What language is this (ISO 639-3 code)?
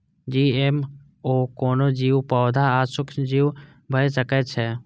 mai